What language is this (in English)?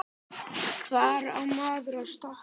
Icelandic